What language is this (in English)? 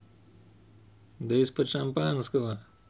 Russian